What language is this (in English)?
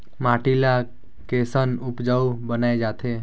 Chhattisgarhi